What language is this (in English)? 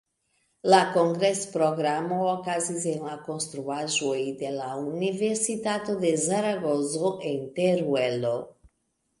Esperanto